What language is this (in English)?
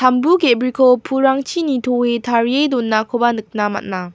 Garo